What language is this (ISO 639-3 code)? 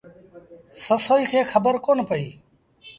sbn